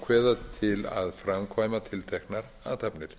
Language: Icelandic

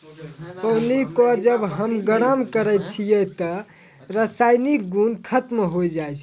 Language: Maithili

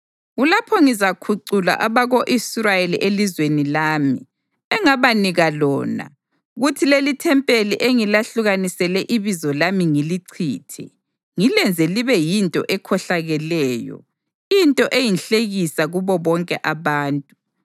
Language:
North Ndebele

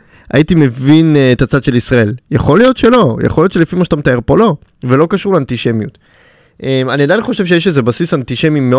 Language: Hebrew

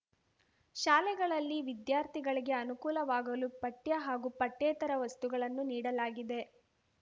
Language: Kannada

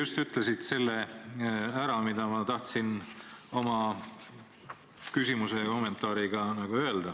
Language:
Estonian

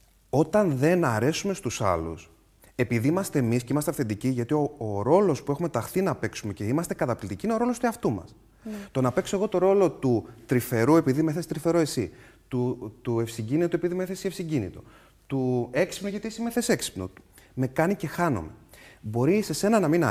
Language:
Greek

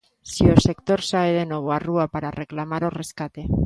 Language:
Galician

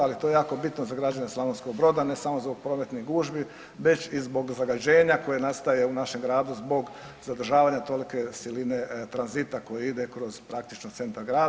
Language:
Croatian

